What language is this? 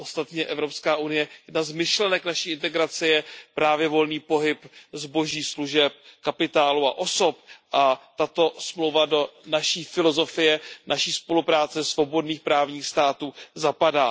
Czech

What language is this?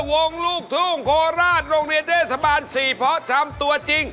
Thai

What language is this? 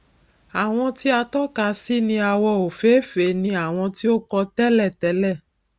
Yoruba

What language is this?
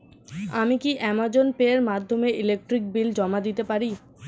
Bangla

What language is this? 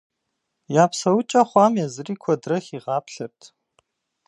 Kabardian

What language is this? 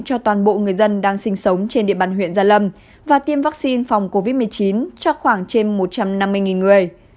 Vietnamese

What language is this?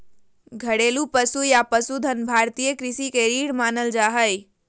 Magahi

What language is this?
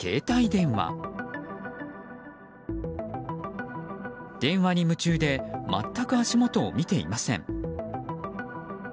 Japanese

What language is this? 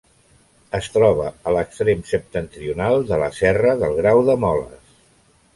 Catalan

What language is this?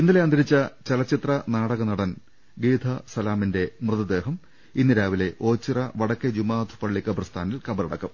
Malayalam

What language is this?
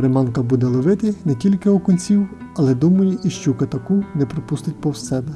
Ukrainian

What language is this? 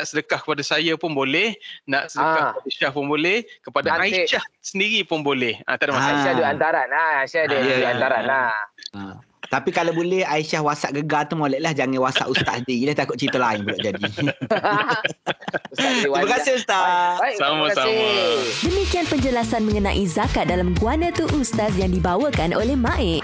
Malay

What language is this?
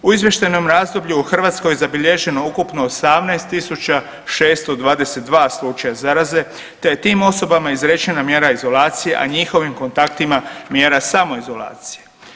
Croatian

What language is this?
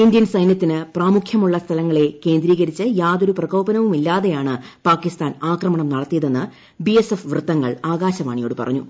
Malayalam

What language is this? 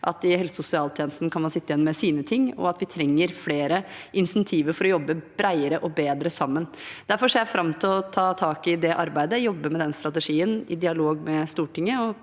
Norwegian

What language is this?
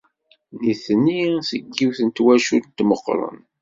Kabyle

